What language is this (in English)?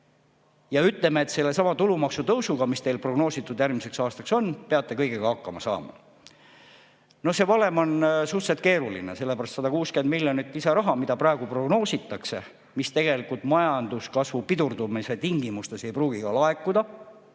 Estonian